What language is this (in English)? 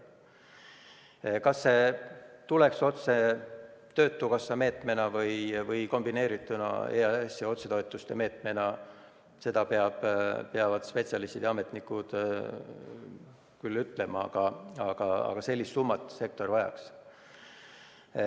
Estonian